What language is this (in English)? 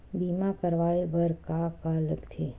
Chhattisgarhi